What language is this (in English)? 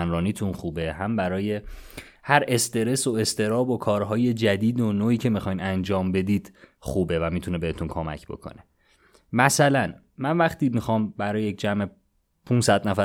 Persian